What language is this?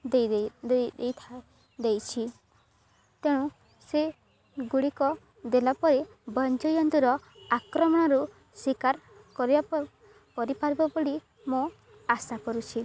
Odia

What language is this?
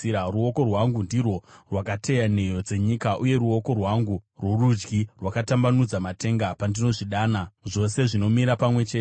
Shona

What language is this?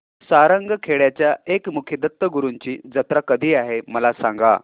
Marathi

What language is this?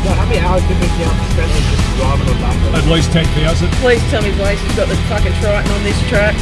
English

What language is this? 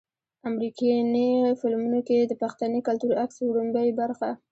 Pashto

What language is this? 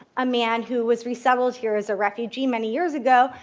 English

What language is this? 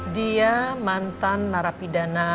Indonesian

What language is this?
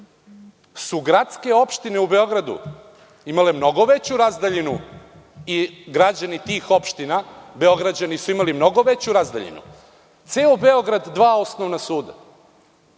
Serbian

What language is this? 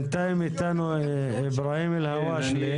Hebrew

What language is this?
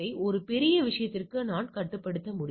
Tamil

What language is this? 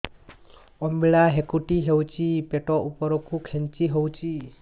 Odia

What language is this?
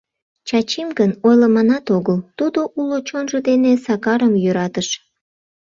Mari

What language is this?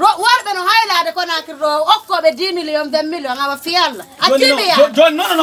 Portuguese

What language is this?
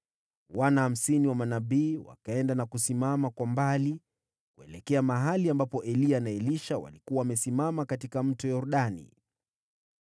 Swahili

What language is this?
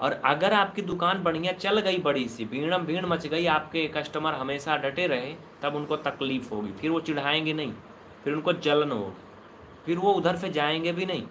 Hindi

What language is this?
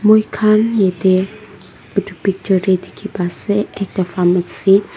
Naga Pidgin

